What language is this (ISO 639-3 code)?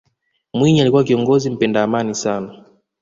swa